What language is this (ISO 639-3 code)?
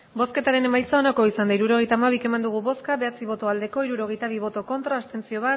eus